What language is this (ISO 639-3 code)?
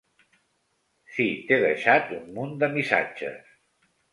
cat